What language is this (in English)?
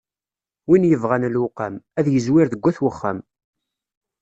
Kabyle